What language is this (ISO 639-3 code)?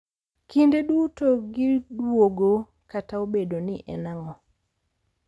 luo